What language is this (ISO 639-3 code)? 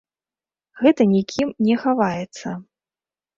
bel